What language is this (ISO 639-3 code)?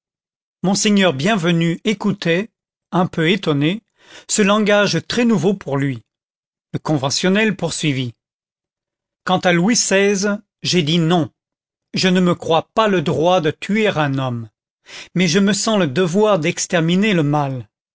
fra